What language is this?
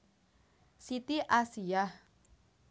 Javanese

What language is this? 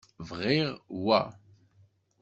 Kabyle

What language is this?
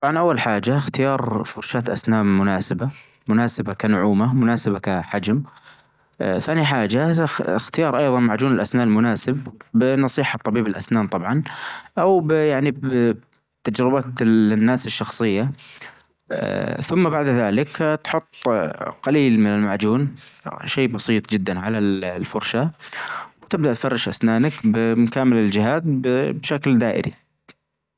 Najdi Arabic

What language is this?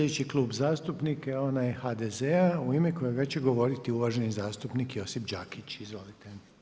Croatian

